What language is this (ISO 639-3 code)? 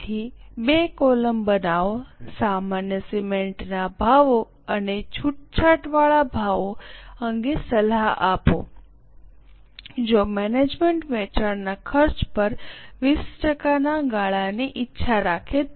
guj